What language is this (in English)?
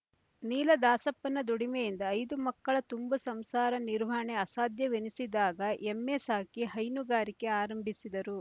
Kannada